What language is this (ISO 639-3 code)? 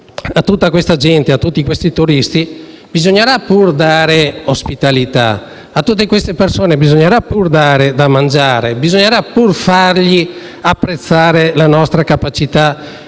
ita